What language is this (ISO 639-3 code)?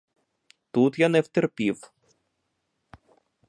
ukr